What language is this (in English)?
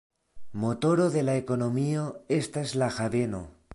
Esperanto